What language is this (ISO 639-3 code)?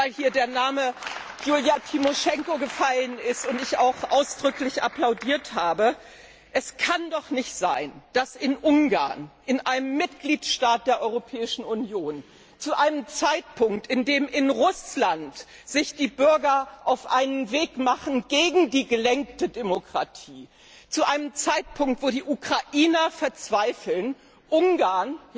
deu